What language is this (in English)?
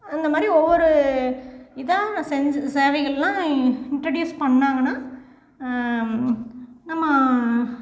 Tamil